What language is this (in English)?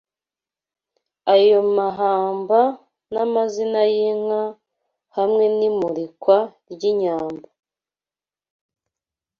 Kinyarwanda